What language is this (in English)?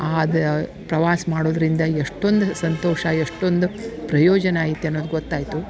Kannada